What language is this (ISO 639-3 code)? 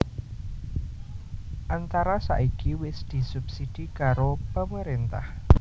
jav